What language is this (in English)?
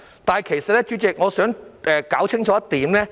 Cantonese